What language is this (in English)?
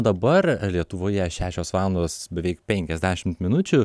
Lithuanian